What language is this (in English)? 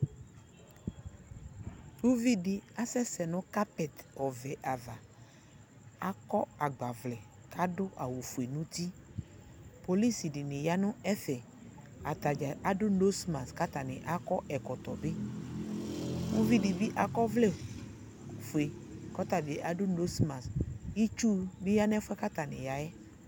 Ikposo